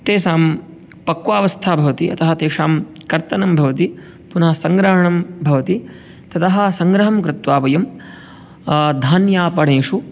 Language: Sanskrit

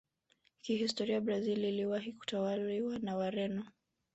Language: Swahili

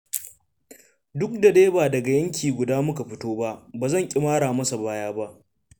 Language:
Hausa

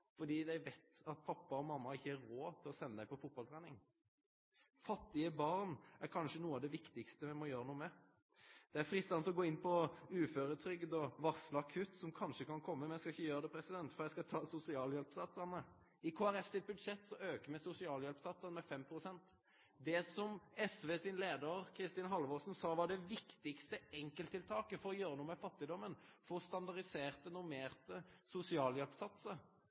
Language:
Norwegian Nynorsk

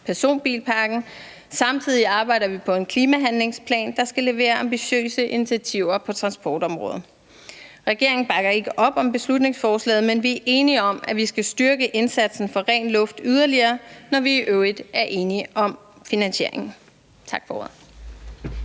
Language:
Danish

